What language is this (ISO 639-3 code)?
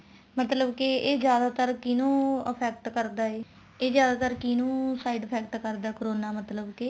pan